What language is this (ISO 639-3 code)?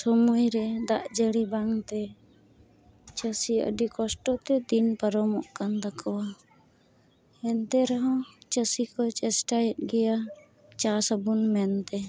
sat